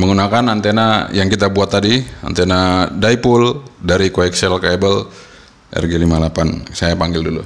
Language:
Indonesian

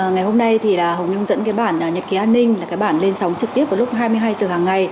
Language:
Vietnamese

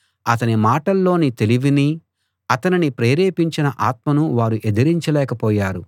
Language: Telugu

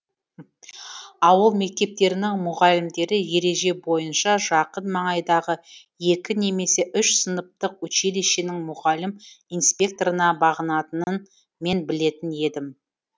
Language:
Kazakh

